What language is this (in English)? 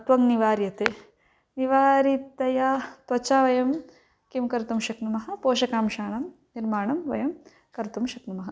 Sanskrit